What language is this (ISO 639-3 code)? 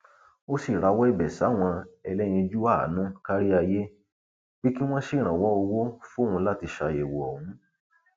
yor